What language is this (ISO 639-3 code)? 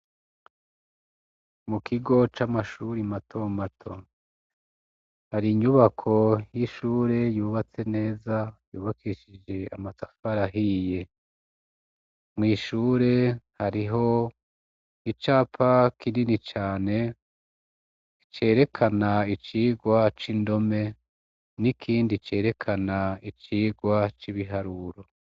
run